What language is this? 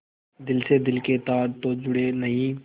Hindi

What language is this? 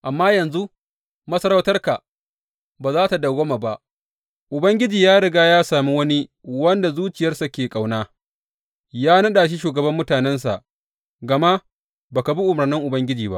Hausa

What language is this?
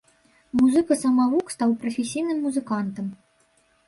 Belarusian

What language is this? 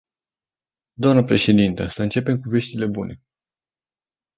Romanian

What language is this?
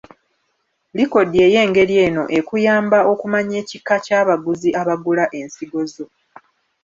Ganda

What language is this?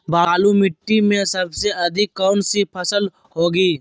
Magahi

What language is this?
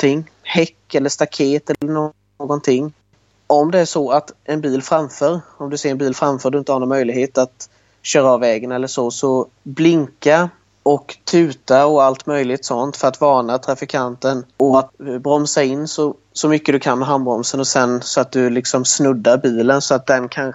Swedish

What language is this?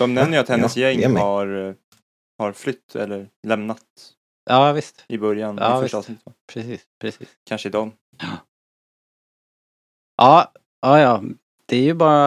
Swedish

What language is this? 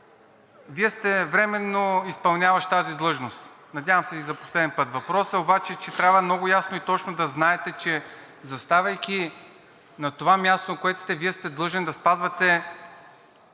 Bulgarian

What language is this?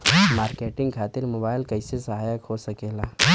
Bhojpuri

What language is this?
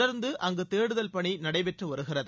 Tamil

